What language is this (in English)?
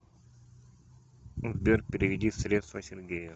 Russian